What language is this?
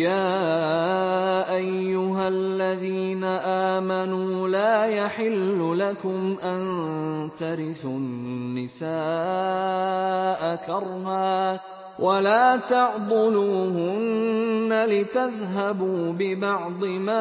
Arabic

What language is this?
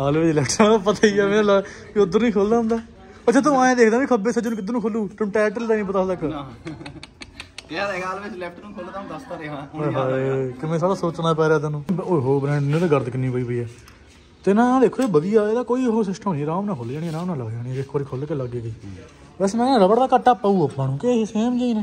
Punjabi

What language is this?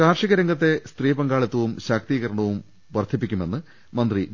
Malayalam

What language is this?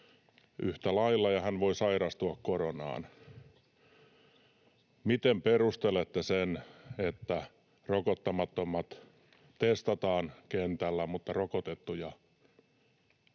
Finnish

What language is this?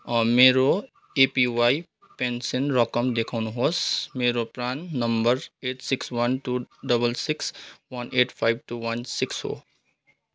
Nepali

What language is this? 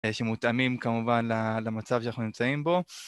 Hebrew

